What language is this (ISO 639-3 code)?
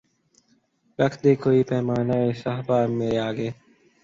urd